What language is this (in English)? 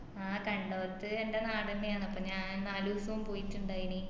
Malayalam